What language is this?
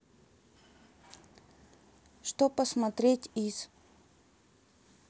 Russian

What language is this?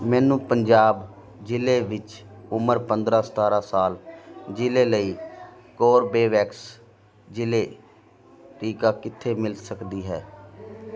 Punjabi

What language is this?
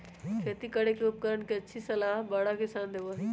Magahi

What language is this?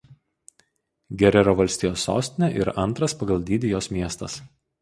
Lithuanian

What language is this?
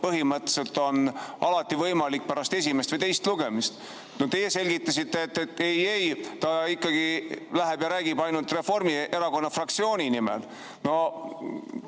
Estonian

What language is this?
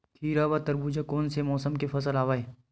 Chhattisgarhi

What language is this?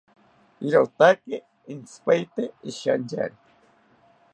South Ucayali Ashéninka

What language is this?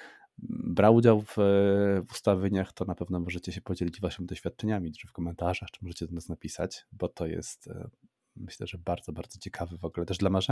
Polish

